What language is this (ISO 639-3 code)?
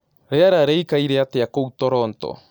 kik